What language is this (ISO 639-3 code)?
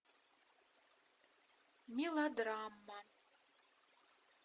rus